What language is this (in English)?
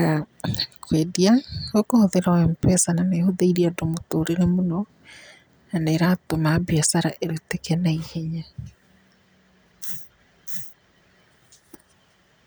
Kikuyu